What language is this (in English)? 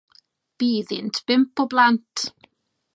Welsh